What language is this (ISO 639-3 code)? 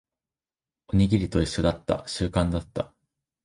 jpn